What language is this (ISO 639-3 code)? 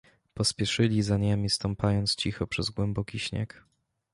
pol